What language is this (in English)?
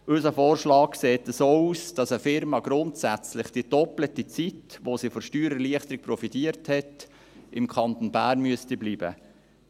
Swiss German